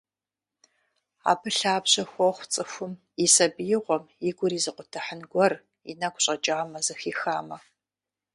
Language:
Kabardian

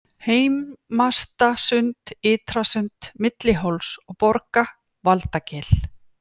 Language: Icelandic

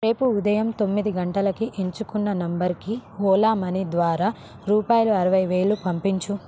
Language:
Telugu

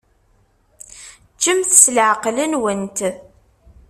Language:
Kabyle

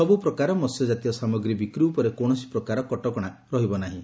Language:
Odia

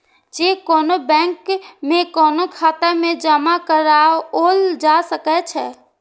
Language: Maithili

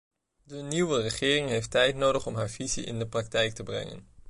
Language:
Dutch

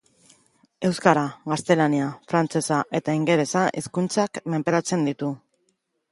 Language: Basque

